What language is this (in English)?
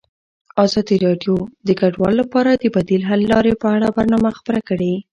Pashto